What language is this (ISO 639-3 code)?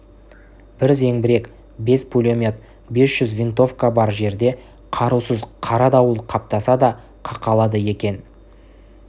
kaz